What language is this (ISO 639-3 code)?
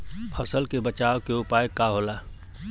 bho